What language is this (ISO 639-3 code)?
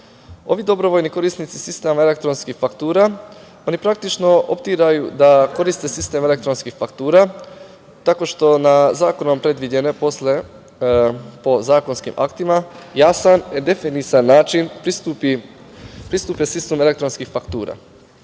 srp